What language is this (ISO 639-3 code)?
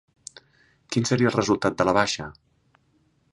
cat